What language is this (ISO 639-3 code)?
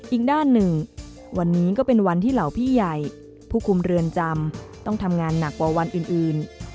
tha